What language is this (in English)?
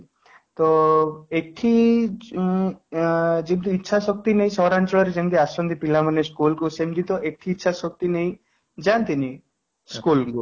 Odia